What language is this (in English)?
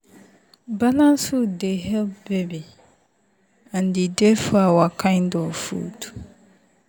Nigerian Pidgin